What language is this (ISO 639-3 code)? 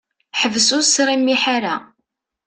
kab